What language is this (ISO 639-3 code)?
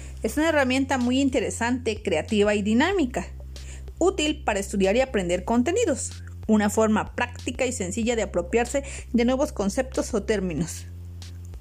spa